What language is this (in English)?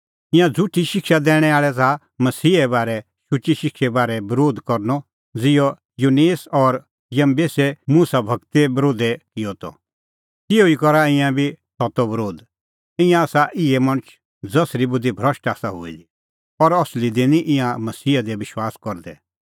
Kullu Pahari